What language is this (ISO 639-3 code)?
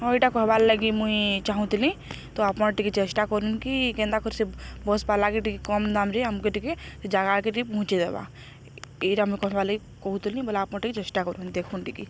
ori